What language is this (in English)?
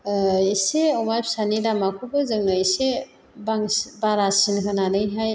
Bodo